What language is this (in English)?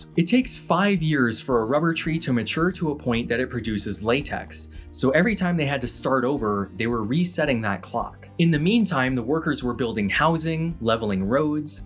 English